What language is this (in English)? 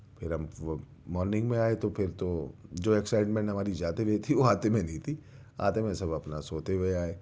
Urdu